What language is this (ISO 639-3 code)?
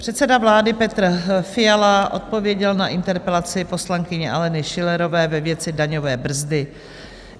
ces